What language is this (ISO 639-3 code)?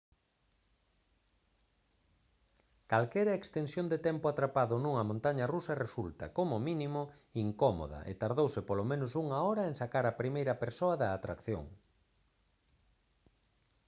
glg